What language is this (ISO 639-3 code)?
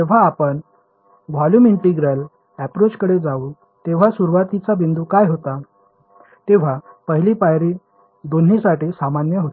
mar